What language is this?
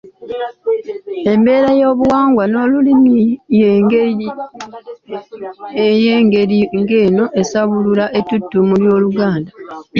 Ganda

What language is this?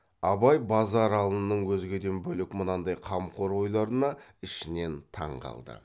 Kazakh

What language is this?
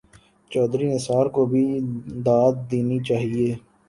Urdu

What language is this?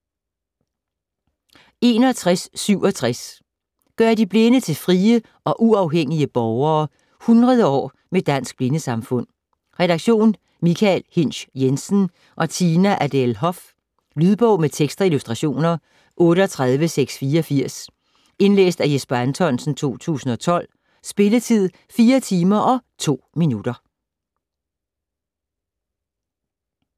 Danish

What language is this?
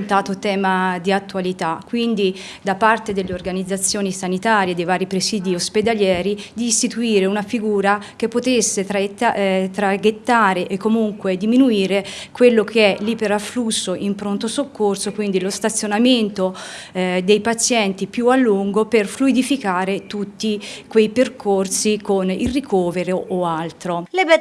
Italian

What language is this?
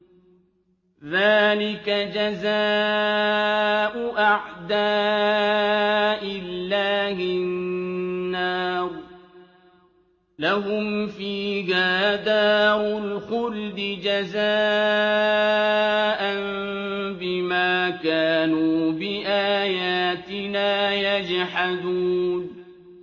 Arabic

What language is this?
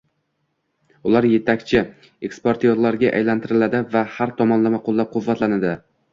Uzbek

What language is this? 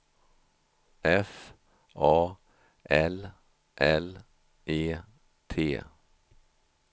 Swedish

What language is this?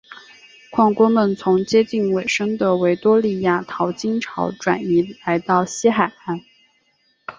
Chinese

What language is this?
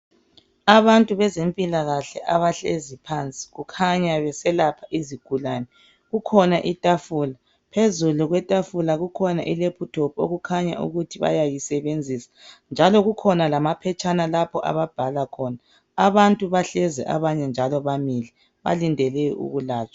North Ndebele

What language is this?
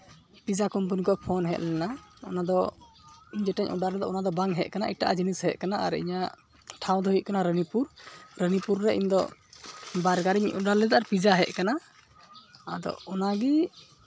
Santali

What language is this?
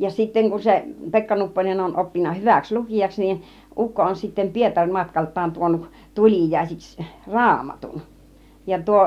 Finnish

